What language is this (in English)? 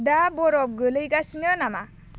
Bodo